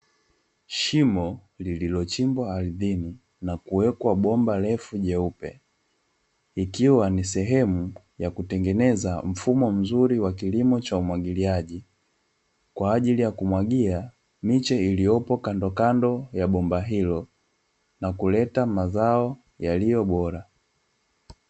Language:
Swahili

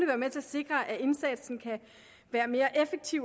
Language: Danish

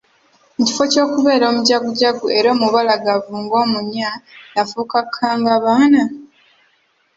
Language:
Ganda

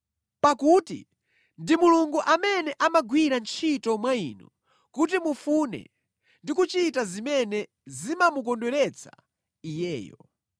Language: Nyanja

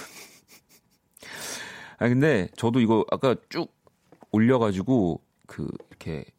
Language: Korean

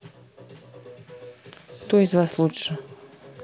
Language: Russian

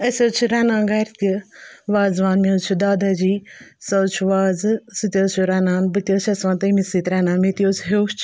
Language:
Kashmiri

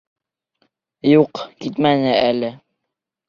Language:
Bashkir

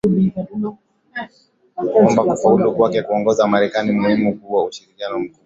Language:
Swahili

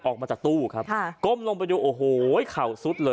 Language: Thai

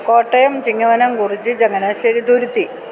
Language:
Malayalam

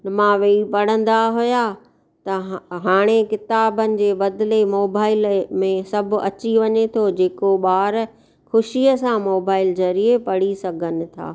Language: Sindhi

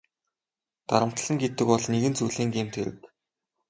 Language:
Mongolian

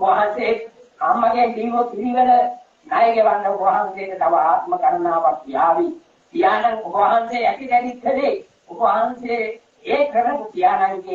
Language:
Turkish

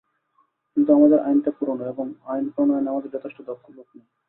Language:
Bangla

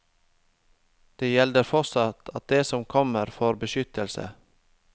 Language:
Norwegian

